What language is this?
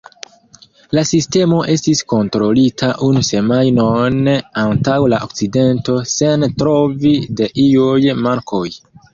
Esperanto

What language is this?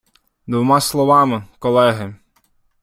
Ukrainian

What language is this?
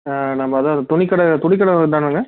Tamil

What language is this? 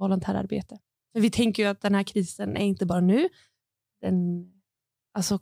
Swedish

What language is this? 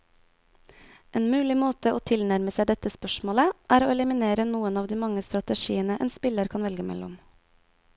Norwegian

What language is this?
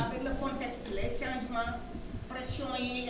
Wolof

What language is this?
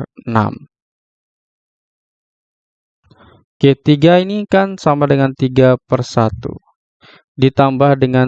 Indonesian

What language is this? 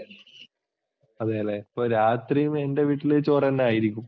Malayalam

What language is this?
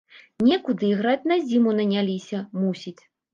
Belarusian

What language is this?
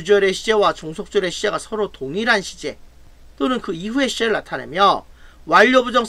Korean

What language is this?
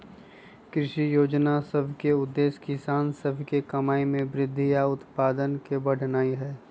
Magahi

